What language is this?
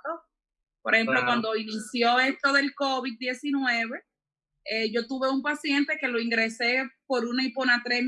Spanish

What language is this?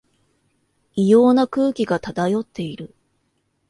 Japanese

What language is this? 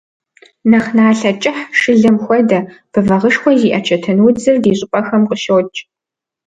Kabardian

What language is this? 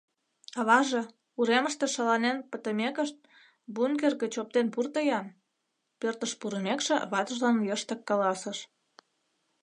Mari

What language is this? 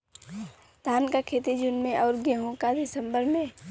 Bhojpuri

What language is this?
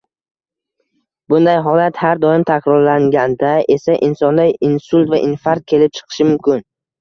Uzbek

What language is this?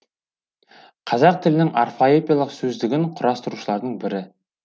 Kazakh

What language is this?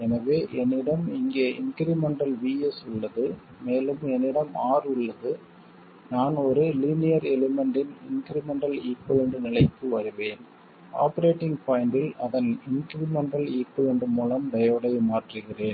Tamil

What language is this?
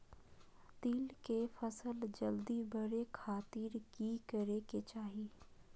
Magahi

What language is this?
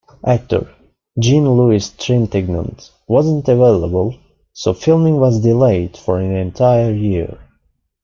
English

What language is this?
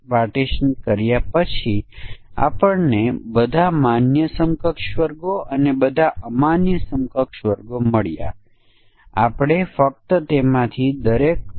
Gujarati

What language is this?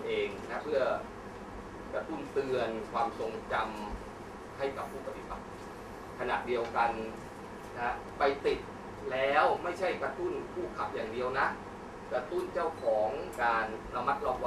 Thai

